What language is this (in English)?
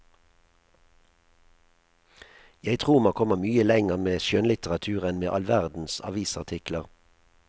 Norwegian